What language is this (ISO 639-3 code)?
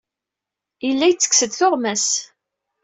kab